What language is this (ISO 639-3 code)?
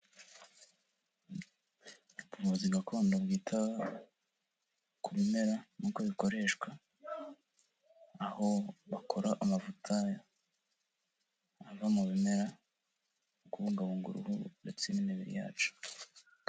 kin